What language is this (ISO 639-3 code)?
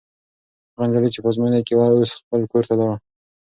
pus